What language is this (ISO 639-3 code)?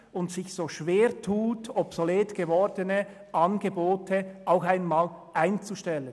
gsw